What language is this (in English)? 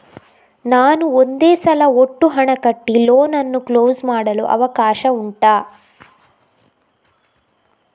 Kannada